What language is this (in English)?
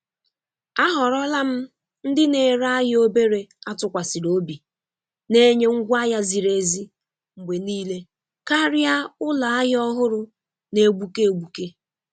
Igbo